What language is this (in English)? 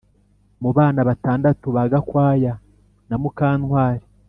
Kinyarwanda